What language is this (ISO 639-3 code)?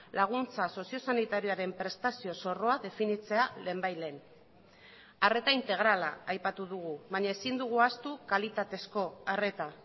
eus